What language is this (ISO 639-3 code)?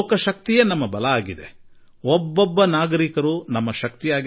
kan